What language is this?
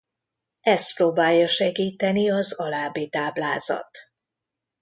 Hungarian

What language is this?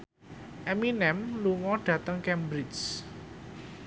Javanese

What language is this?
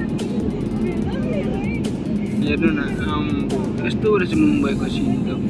Indonesian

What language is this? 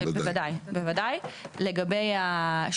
Hebrew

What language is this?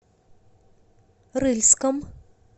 Russian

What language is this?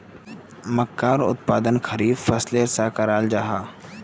Magahi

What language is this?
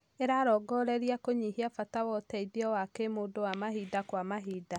Kikuyu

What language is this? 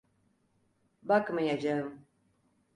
Turkish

